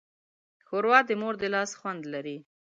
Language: Pashto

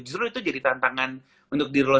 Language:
Indonesian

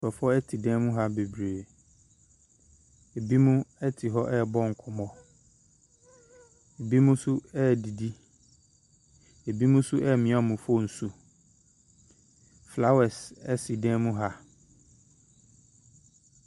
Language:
Akan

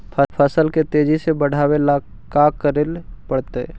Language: Magahi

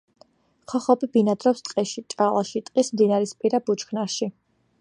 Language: Georgian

